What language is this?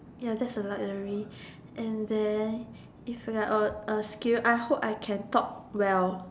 English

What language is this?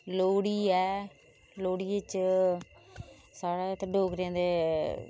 Dogri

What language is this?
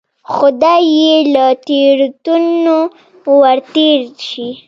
Pashto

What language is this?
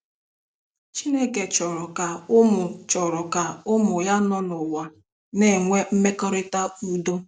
Igbo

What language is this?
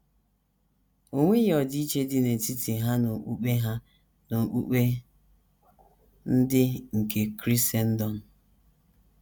Igbo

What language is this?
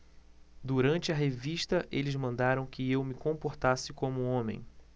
Portuguese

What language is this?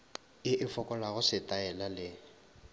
Northern Sotho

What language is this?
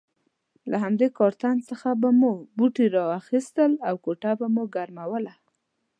Pashto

